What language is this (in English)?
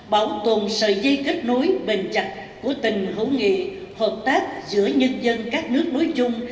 Vietnamese